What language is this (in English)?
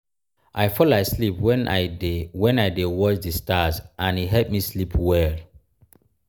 Nigerian Pidgin